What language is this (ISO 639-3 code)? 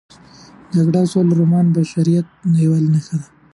pus